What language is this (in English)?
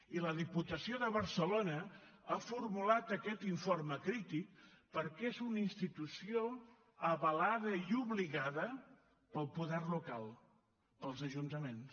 Catalan